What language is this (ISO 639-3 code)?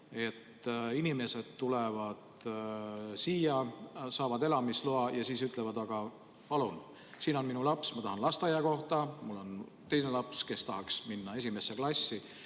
est